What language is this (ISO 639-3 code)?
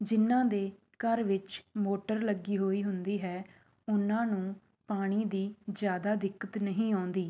pan